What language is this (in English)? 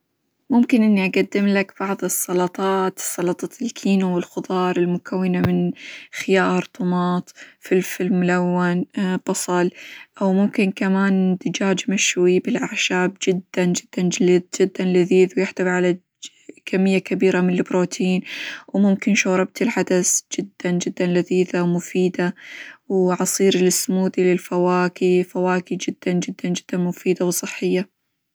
Hijazi Arabic